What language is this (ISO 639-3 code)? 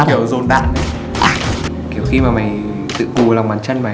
vie